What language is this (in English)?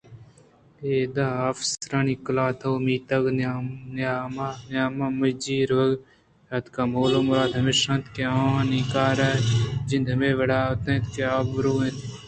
Eastern Balochi